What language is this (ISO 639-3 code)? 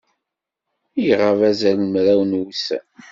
kab